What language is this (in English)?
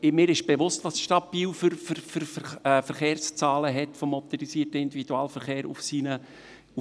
Swiss German